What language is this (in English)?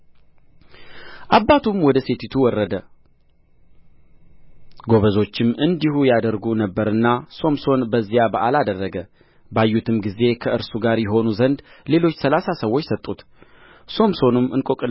Amharic